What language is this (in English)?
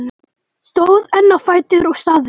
Icelandic